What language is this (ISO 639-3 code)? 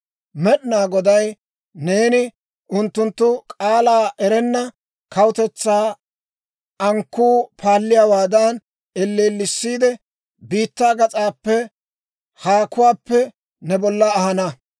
dwr